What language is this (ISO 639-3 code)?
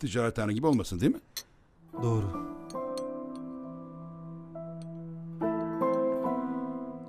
tur